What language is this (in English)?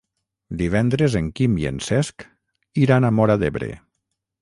Catalan